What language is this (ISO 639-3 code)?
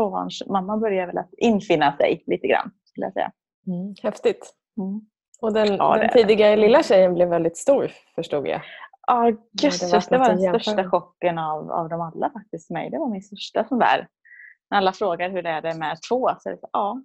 swe